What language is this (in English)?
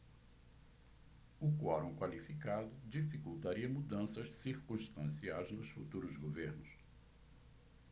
Portuguese